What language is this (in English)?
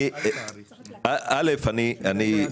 Hebrew